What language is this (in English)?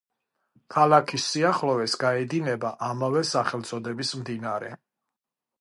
Georgian